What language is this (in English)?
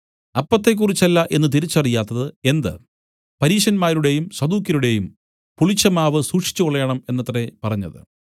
Malayalam